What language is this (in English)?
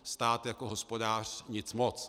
Czech